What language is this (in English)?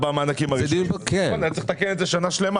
Hebrew